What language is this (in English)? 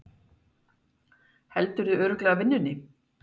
Icelandic